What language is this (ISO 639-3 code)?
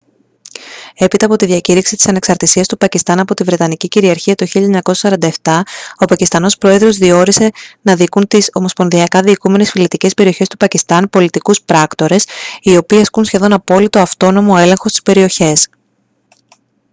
ell